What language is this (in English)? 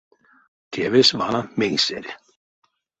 Erzya